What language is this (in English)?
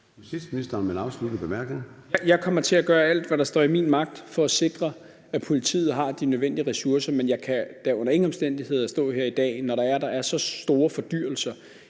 Danish